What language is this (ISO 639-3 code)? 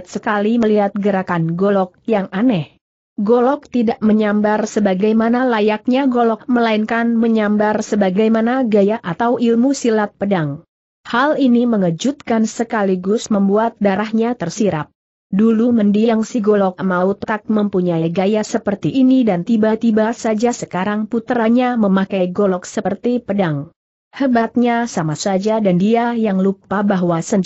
ind